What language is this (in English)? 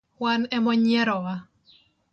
Luo (Kenya and Tanzania)